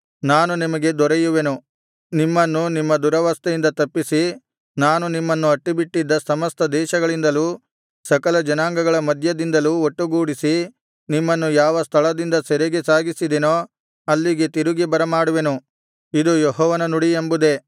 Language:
Kannada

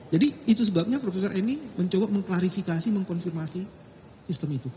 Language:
Indonesian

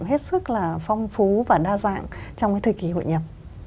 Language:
Vietnamese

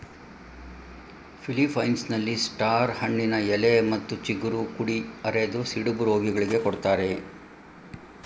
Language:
Kannada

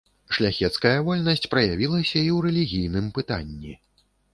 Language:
Belarusian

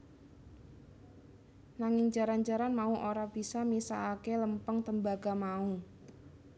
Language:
Javanese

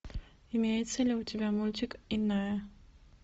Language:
Russian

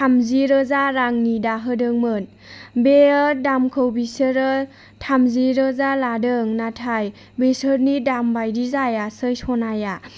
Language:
Bodo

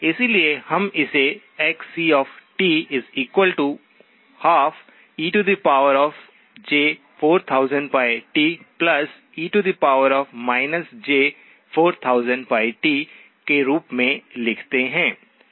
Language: Hindi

